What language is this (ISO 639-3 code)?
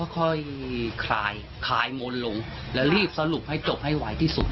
tha